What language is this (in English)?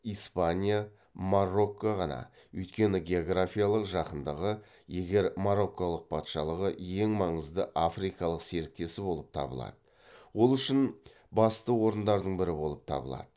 Kazakh